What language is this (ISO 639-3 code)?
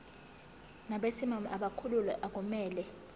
zul